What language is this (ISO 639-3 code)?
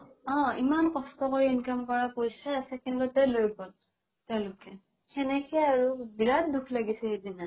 asm